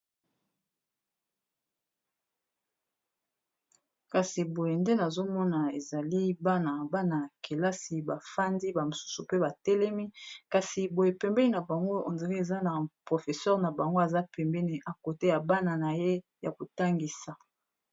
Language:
Lingala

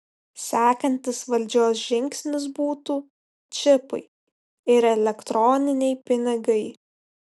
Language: Lithuanian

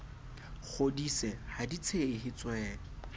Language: Southern Sotho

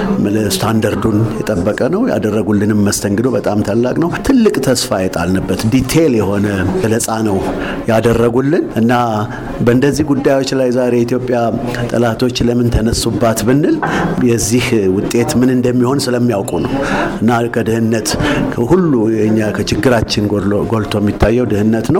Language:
Amharic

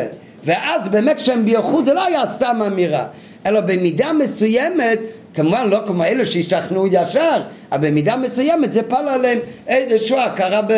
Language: Hebrew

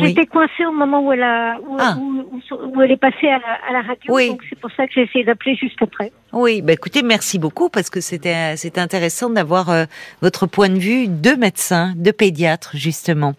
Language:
French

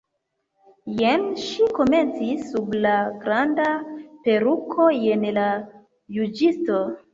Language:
Esperanto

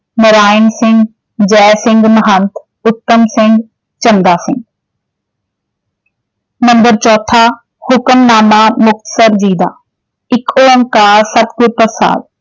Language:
Punjabi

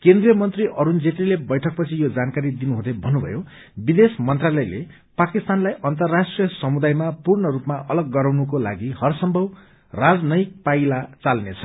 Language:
Nepali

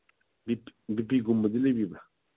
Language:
Manipuri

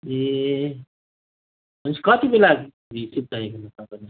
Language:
Nepali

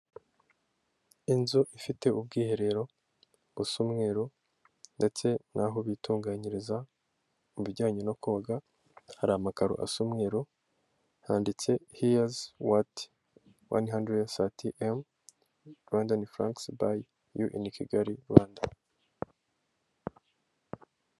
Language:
Kinyarwanda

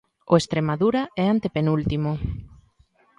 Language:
Galician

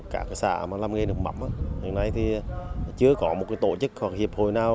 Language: Vietnamese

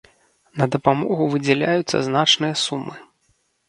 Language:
Belarusian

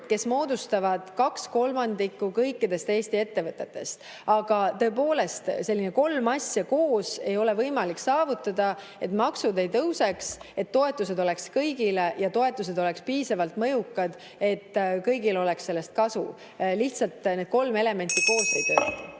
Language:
Estonian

